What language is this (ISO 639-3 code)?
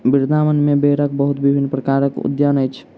mai